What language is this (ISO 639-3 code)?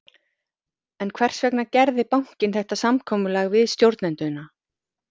isl